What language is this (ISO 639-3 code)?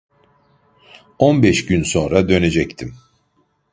tur